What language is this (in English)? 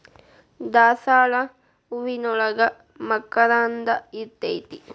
Kannada